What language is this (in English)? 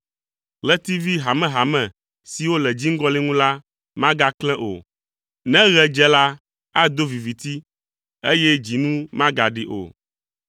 Ewe